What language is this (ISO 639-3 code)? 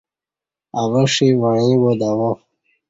bsh